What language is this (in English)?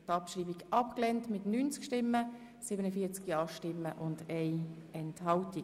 Swiss German